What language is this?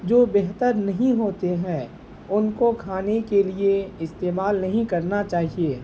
Urdu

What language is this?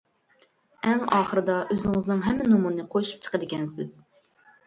Uyghur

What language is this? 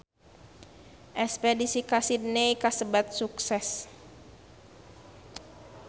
Sundanese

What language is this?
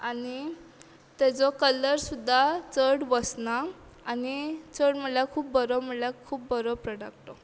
Konkani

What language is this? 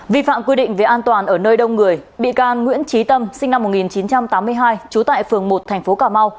Vietnamese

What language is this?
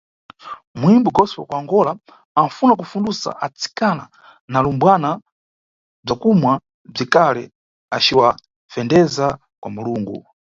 Nyungwe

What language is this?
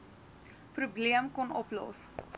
Afrikaans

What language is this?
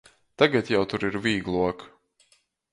Latgalian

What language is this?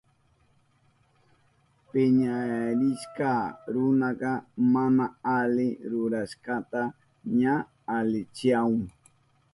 Southern Pastaza Quechua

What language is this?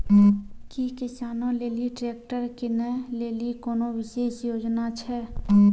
Maithili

